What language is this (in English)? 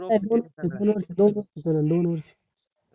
Marathi